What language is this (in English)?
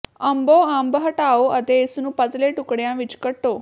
Punjabi